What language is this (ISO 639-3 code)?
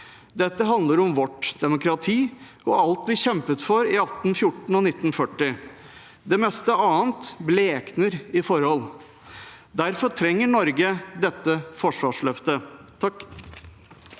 nor